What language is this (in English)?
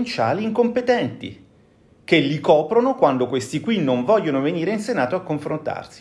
Italian